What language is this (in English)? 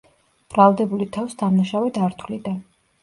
Georgian